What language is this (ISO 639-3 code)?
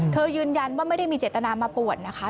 tha